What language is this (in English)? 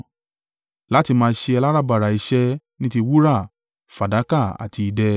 Yoruba